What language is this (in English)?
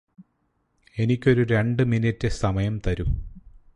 Malayalam